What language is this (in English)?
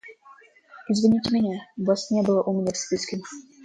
Russian